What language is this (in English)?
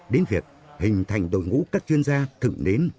Vietnamese